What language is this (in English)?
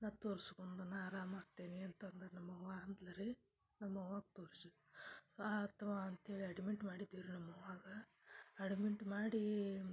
Kannada